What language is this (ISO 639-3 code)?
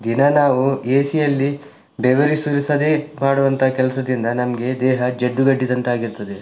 kan